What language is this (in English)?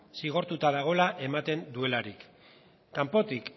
Basque